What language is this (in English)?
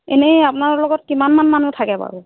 Assamese